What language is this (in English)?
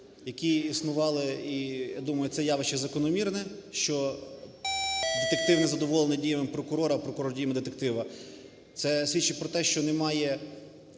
Ukrainian